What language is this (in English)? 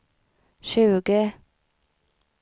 Swedish